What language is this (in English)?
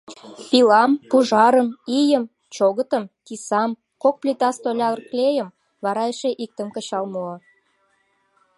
Mari